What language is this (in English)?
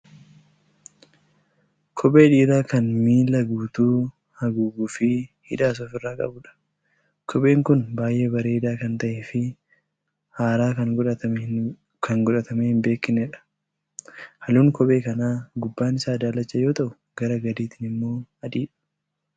Oromo